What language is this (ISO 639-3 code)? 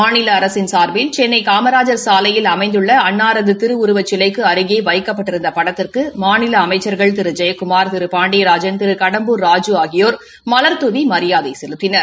tam